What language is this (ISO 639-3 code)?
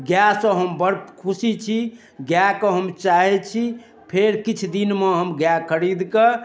mai